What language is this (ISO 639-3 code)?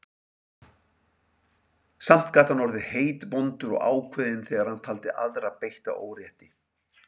isl